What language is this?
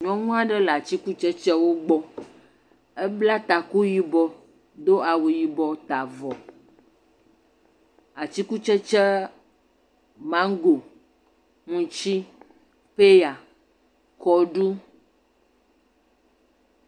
Ewe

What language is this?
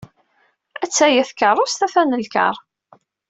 Kabyle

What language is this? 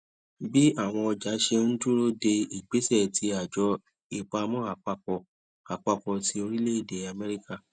Yoruba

